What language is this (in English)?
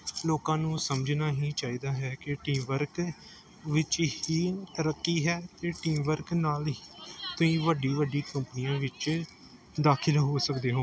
Punjabi